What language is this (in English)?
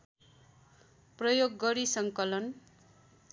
Nepali